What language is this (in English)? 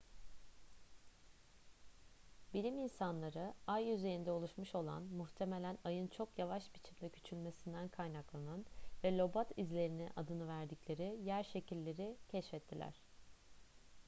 Turkish